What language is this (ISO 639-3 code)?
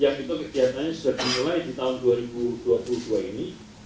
ind